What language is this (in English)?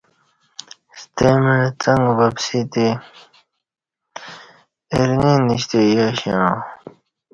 Kati